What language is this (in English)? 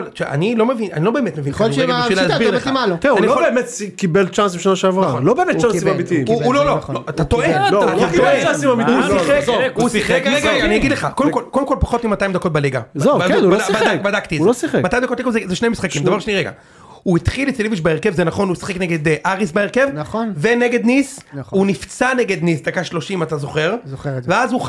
Hebrew